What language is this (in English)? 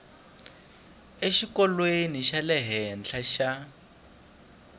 Tsonga